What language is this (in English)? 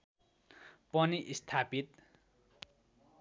Nepali